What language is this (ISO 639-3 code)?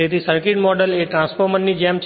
guj